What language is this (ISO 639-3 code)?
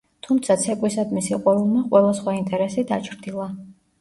kat